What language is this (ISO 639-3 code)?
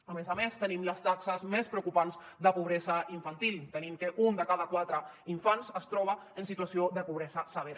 cat